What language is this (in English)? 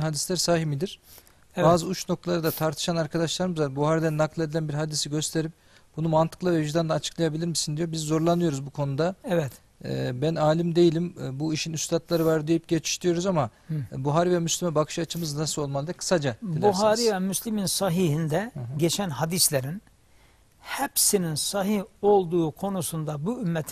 Turkish